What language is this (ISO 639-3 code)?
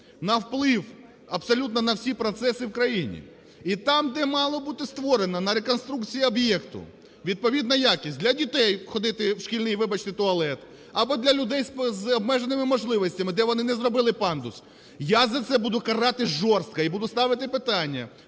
ukr